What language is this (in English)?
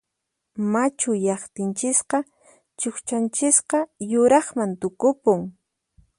Puno Quechua